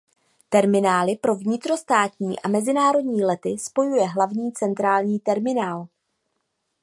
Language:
Czech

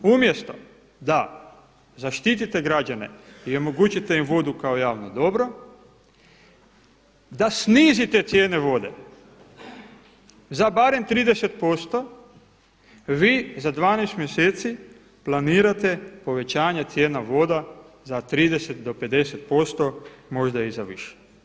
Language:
Croatian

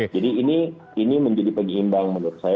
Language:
Indonesian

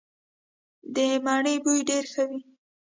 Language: Pashto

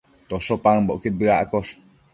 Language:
Matsés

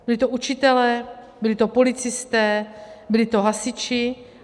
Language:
Czech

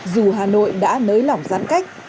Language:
Vietnamese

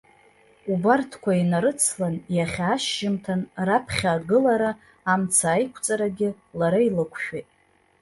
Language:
Abkhazian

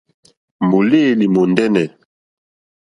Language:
Mokpwe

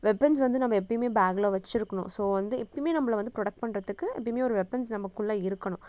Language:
Tamil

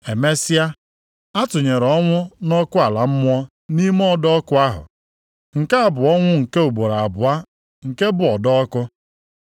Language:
Igbo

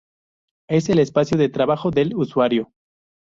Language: Spanish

